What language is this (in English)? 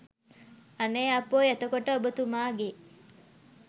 Sinhala